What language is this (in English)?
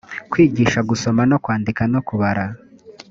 Kinyarwanda